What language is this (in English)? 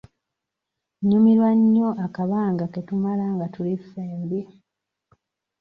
Ganda